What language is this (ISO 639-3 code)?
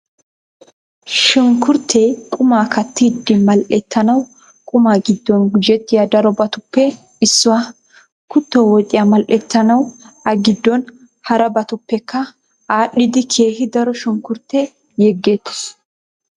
wal